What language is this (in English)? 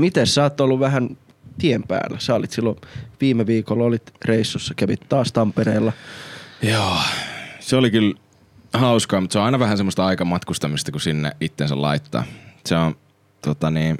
Finnish